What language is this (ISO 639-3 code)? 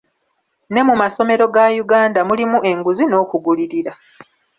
lug